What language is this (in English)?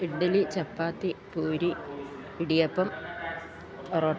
Malayalam